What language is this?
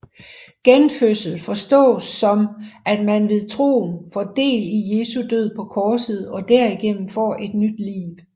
Danish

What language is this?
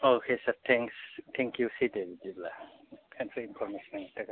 Bodo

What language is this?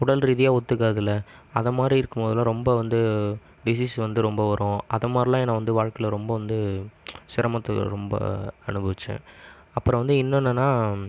Tamil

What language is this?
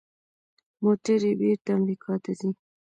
Pashto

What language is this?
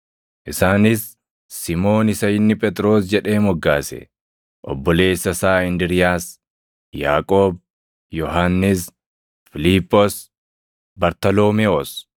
Oromo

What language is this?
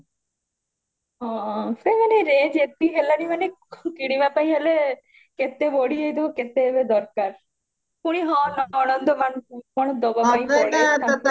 Odia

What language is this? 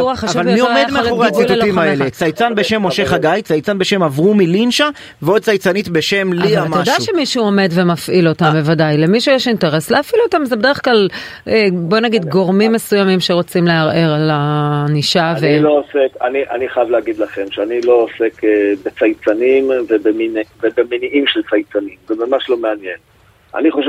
Hebrew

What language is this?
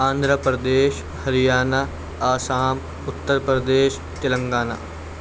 Urdu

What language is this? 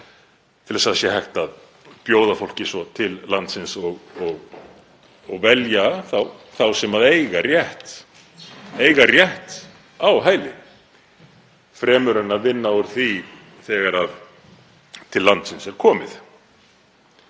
Icelandic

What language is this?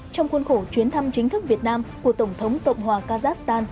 Vietnamese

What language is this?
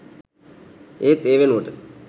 Sinhala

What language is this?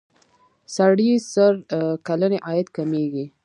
Pashto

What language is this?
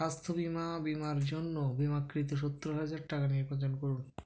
Bangla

